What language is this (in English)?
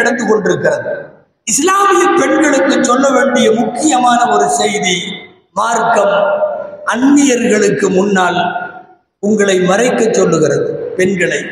Arabic